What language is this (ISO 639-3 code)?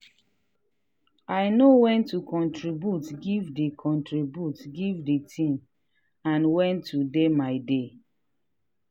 pcm